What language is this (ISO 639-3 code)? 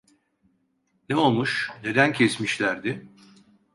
tur